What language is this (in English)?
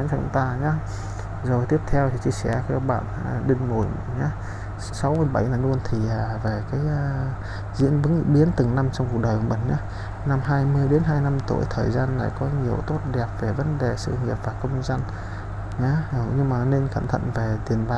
Vietnamese